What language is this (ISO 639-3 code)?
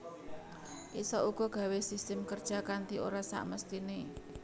jav